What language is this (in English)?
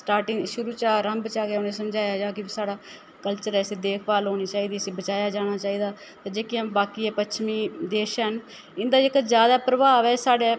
Dogri